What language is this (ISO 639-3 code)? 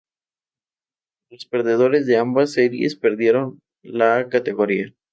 spa